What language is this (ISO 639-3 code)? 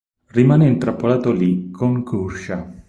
ita